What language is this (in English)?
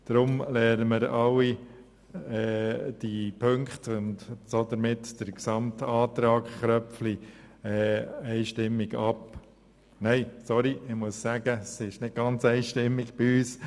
Swiss German